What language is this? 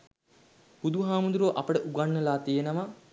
Sinhala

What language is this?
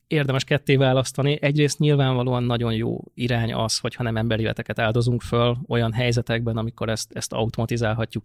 Hungarian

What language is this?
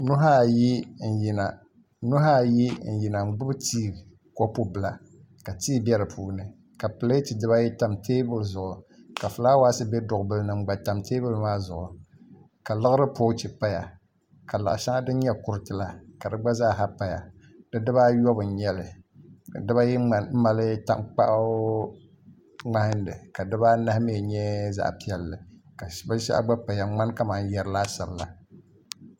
Dagbani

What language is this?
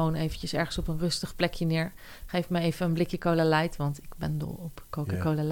Dutch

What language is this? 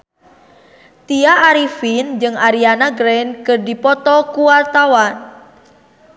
Sundanese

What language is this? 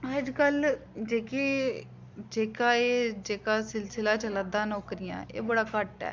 Dogri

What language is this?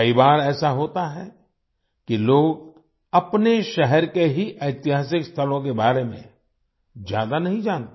Hindi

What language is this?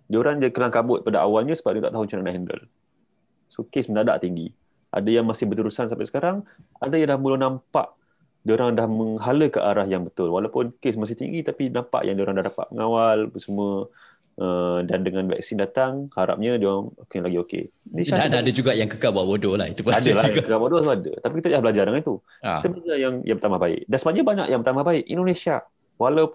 Malay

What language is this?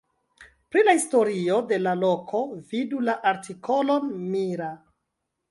Esperanto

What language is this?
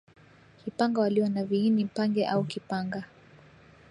Swahili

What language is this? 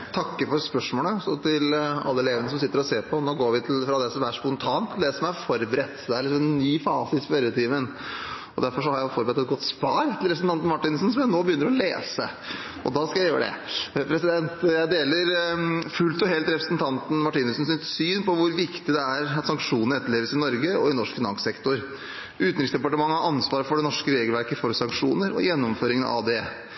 Norwegian Bokmål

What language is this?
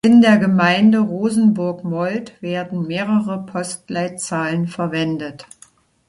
German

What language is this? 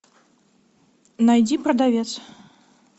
Russian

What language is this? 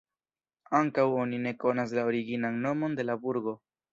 Esperanto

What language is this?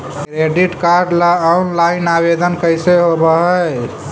Magahi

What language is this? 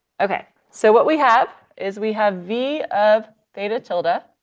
English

